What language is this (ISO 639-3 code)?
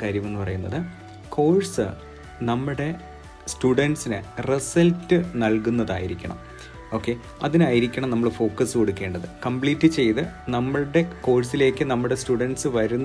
mal